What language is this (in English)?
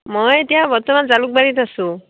Assamese